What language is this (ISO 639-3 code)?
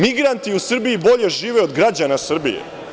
srp